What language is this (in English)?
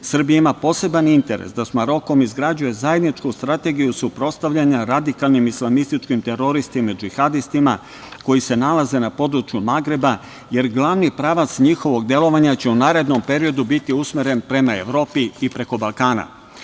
Serbian